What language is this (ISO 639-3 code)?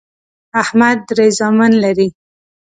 pus